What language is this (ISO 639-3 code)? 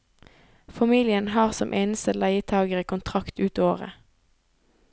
nor